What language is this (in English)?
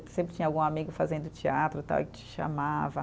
Portuguese